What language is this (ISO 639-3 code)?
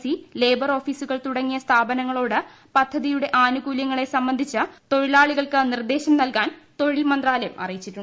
mal